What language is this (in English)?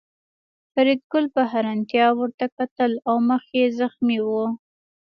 Pashto